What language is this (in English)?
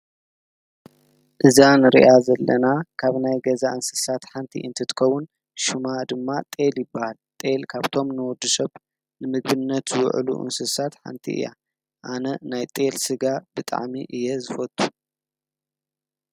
Tigrinya